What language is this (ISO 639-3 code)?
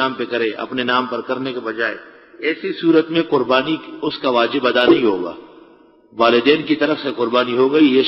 ara